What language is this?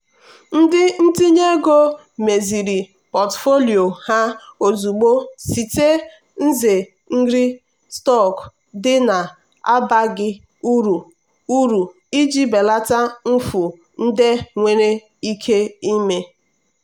Igbo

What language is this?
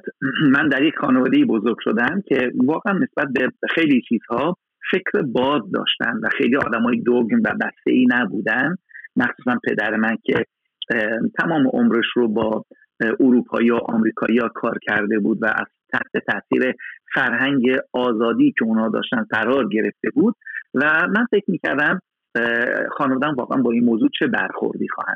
Persian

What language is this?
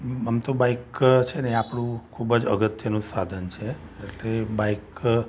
Gujarati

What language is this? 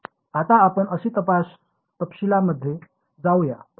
Marathi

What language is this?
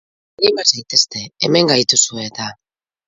Basque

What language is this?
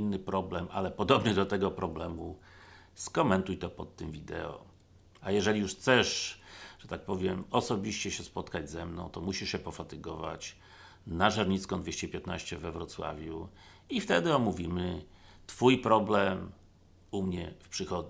Polish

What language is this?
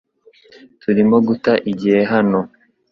Kinyarwanda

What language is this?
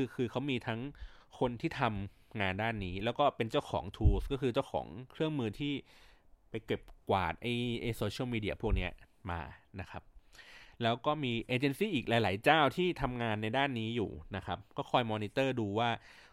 Thai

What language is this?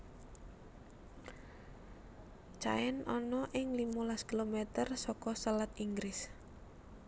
Javanese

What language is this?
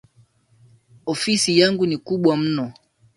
Swahili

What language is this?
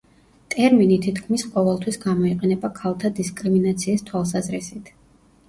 Georgian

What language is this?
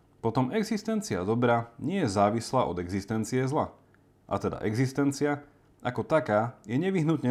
Slovak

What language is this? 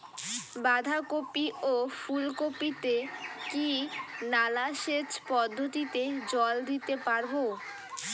Bangla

